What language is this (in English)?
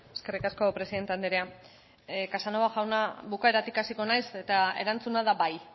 Basque